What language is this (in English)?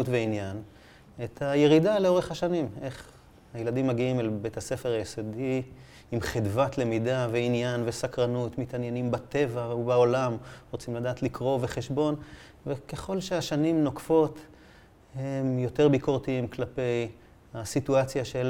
Hebrew